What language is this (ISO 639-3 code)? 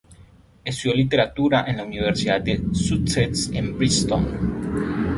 spa